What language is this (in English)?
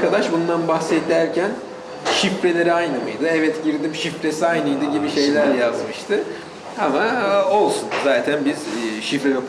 Turkish